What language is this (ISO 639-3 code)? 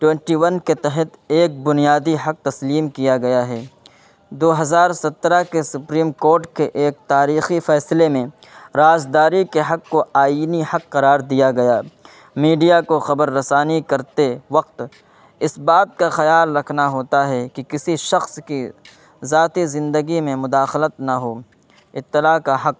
urd